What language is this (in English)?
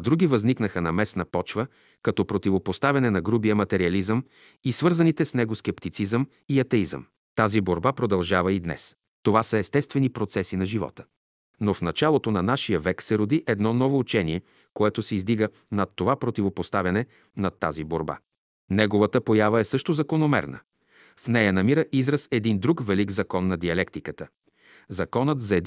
Bulgarian